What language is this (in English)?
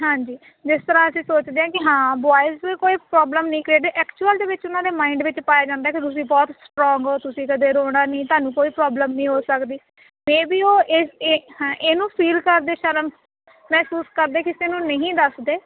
Punjabi